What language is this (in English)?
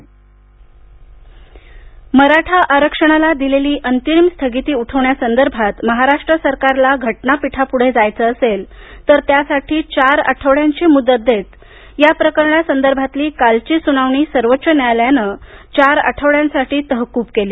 Marathi